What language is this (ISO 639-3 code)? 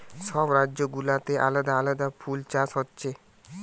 ben